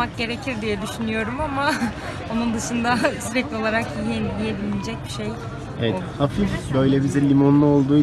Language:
Turkish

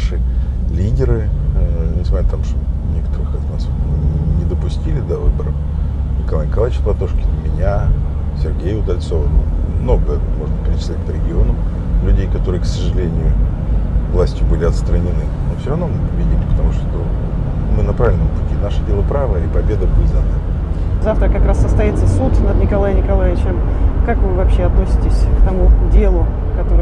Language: Russian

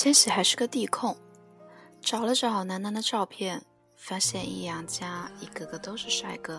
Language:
Chinese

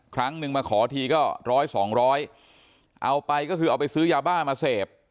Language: Thai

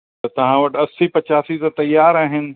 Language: Sindhi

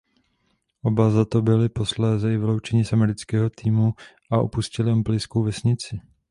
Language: Czech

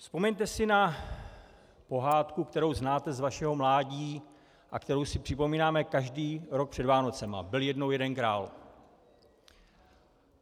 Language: Czech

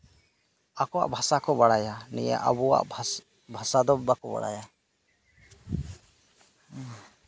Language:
Santali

